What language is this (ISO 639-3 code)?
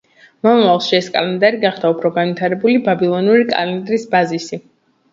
kat